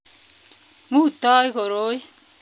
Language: Kalenjin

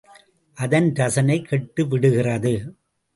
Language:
Tamil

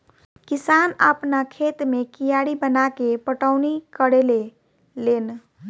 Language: Bhojpuri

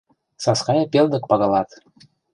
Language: Mari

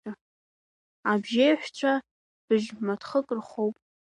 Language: Abkhazian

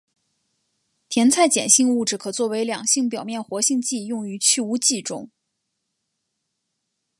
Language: Chinese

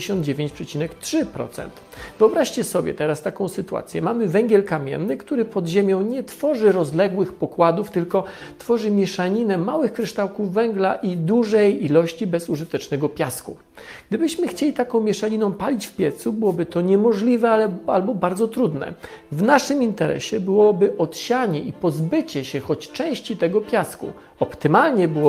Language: Polish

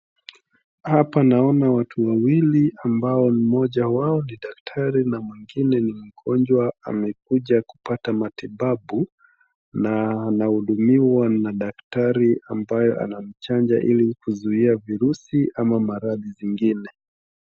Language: Swahili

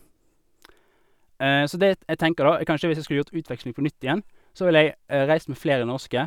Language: Norwegian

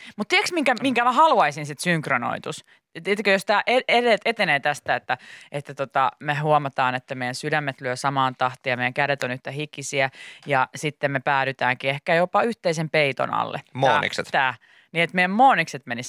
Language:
Finnish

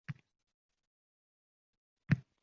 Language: Uzbek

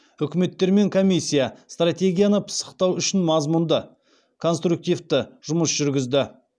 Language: Kazakh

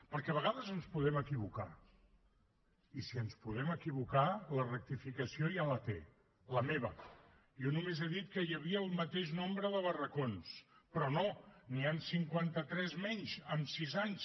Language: Catalan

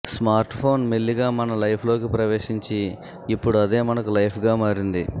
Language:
Telugu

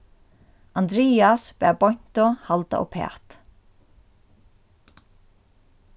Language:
Faroese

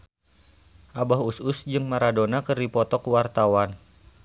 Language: Sundanese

